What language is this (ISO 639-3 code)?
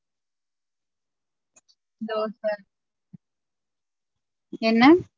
tam